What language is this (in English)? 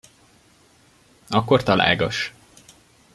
Hungarian